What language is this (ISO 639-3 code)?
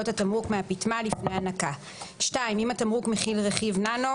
heb